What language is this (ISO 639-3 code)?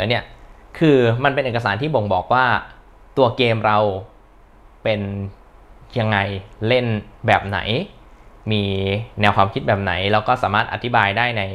tha